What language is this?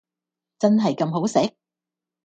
Cantonese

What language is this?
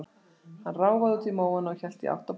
Icelandic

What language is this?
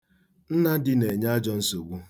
Igbo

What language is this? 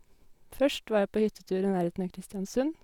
Norwegian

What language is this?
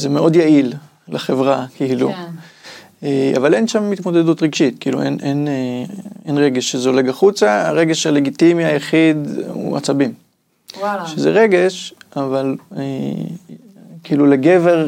Hebrew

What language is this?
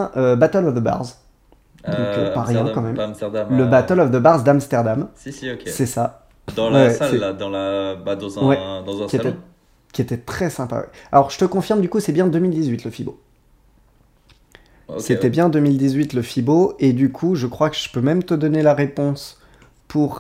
French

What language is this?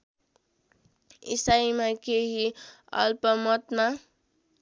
Nepali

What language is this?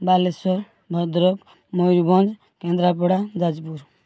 Odia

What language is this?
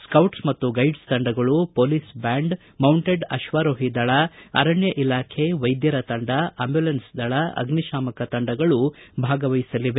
Kannada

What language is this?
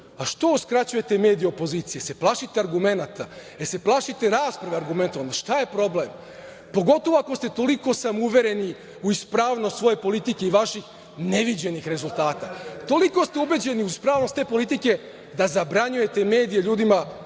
Serbian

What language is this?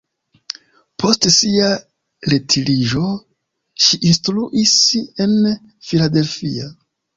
Esperanto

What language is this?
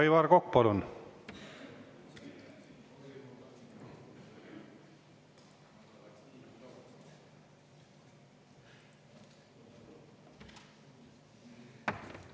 Estonian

